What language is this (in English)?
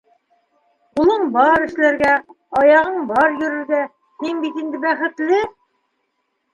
Bashkir